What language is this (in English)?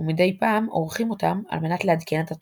Hebrew